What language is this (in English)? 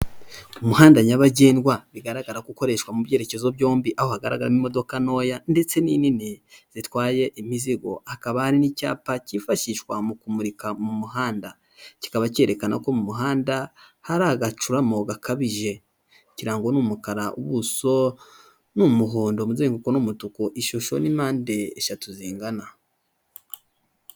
Kinyarwanda